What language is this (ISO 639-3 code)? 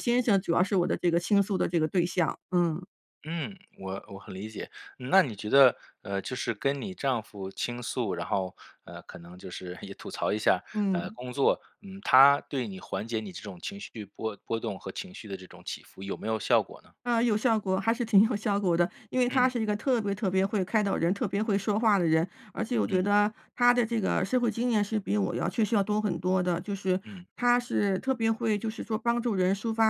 zho